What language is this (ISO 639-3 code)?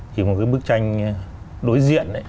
vie